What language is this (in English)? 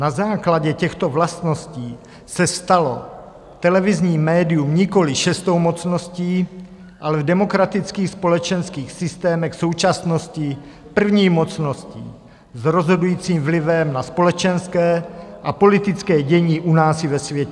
Czech